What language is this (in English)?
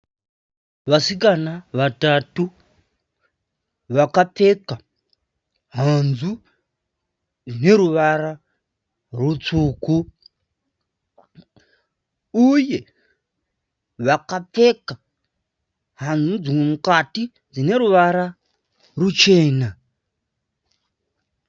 Shona